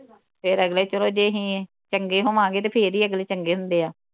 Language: Punjabi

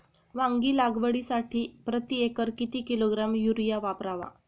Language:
Marathi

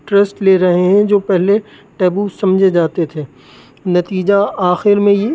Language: Urdu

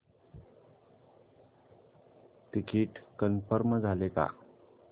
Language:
Marathi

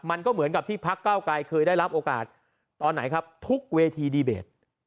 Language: Thai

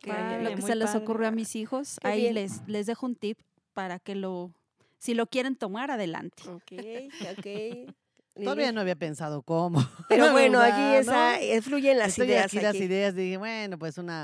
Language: Spanish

